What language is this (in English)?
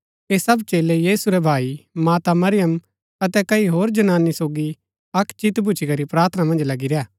Gaddi